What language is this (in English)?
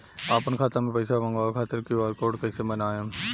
Bhojpuri